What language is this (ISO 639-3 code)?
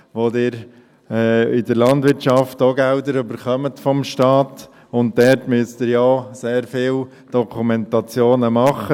gsw